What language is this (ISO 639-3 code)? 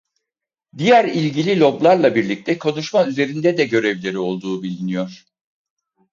tur